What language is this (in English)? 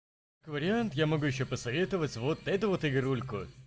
Russian